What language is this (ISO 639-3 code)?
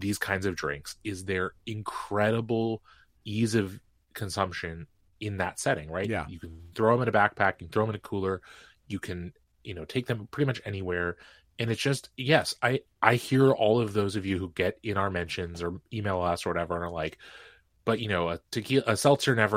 eng